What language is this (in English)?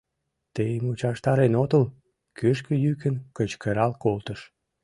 Mari